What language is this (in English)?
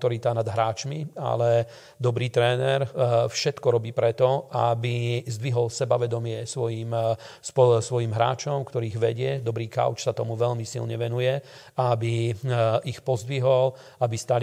Slovak